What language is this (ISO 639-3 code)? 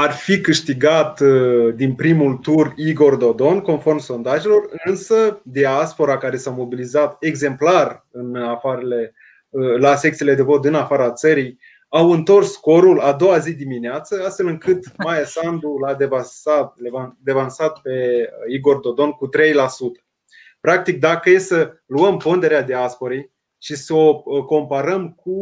ron